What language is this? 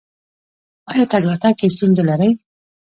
Pashto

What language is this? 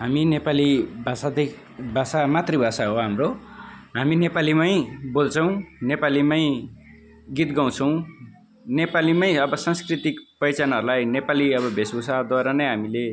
Nepali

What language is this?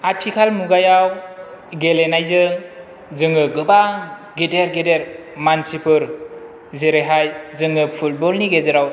Bodo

